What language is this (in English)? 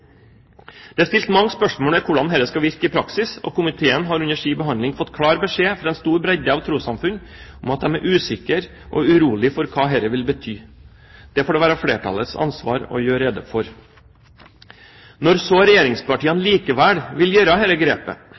Norwegian Bokmål